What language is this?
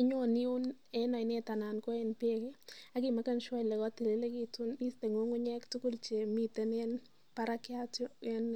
Kalenjin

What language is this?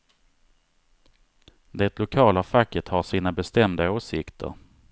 Swedish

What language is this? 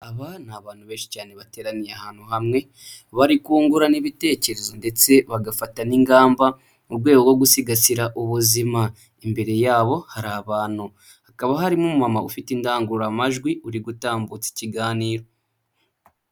Kinyarwanda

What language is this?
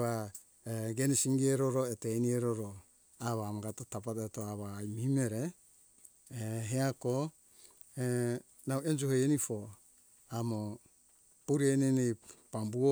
Hunjara-Kaina Ke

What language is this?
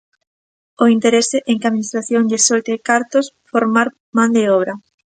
Galician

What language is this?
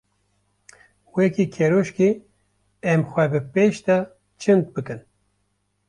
Kurdish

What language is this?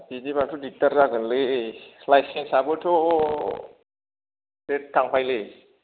Bodo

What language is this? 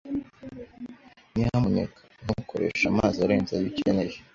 Kinyarwanda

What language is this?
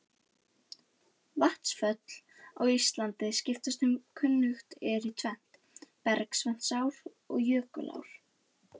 Icelandic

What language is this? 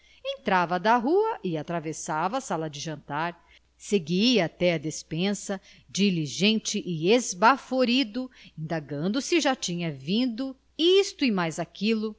Portuguese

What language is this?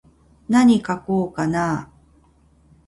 Japanese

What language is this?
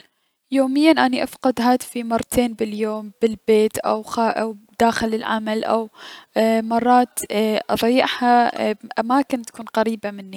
Mesopotamian Arabic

